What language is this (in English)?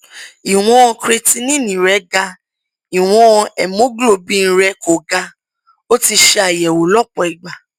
Yoruba